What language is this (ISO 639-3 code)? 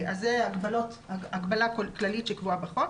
heb